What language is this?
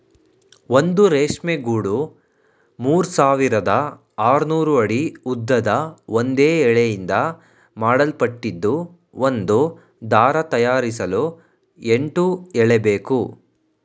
Kannada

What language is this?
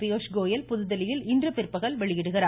Tamil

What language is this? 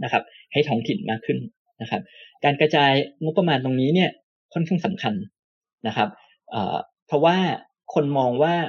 Thai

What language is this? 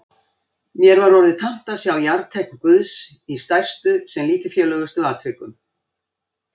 Icelandic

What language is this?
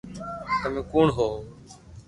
Loarki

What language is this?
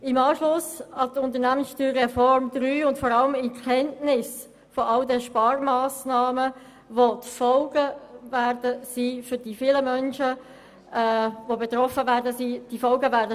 Swiss German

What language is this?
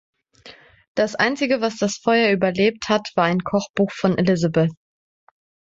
German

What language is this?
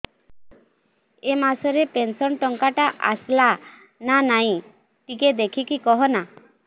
Odia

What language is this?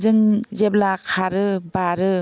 Bodo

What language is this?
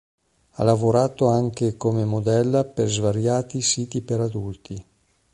Italian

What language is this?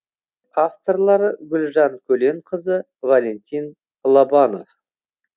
Kazakh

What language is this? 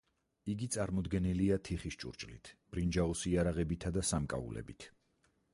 Georgian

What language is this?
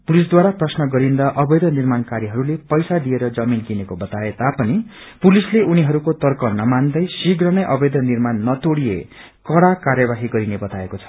Nepali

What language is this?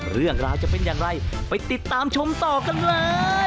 Thai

